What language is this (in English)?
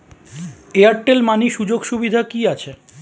Bangla